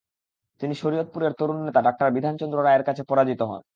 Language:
Bangla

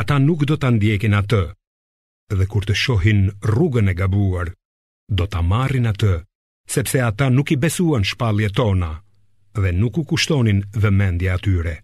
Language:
Greek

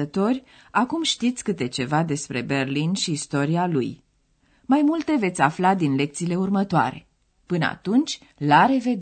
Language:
Romanian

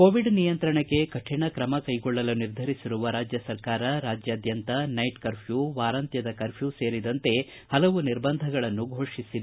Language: Kannada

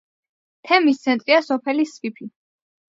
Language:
Georgian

